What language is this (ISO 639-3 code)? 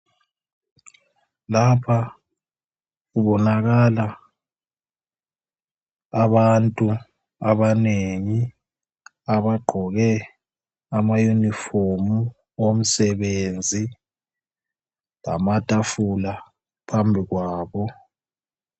nde